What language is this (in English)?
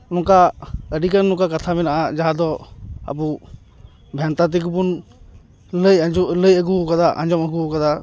Santali